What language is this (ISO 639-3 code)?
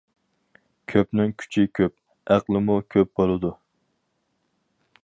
uig